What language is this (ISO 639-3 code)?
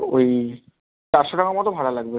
ben